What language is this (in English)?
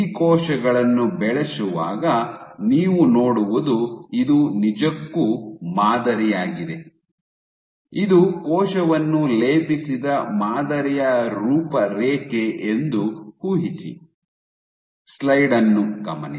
Kannada